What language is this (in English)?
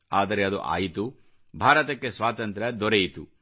Kannada